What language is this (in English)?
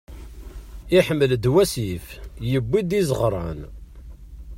Kabyle